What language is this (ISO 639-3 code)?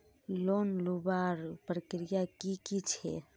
mag